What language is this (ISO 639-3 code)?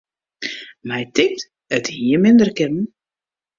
fry